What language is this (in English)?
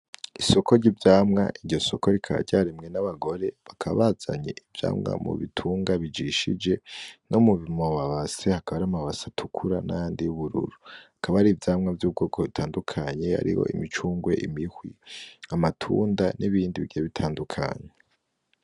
Rundi